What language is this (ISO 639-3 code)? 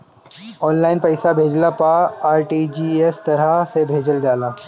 bho